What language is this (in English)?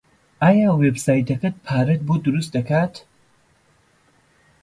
Central Kurdish